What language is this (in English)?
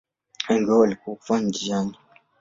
Swahili